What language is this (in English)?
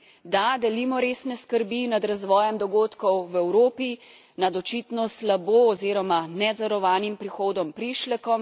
Slovenian